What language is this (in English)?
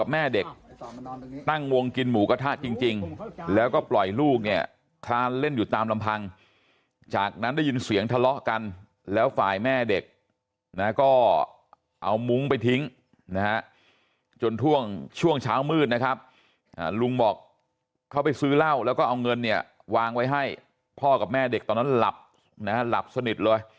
Thai